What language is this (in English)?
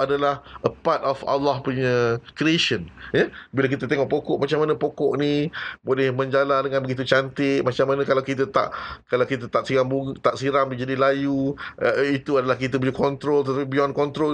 Malay